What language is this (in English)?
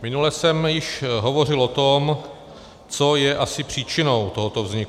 Czech